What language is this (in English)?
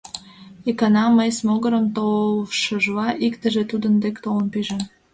Mari